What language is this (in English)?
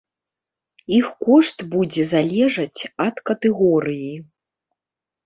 Belarusian